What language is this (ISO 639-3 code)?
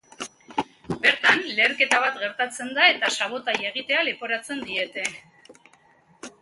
eus